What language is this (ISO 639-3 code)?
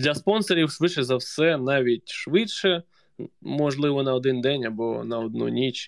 ukr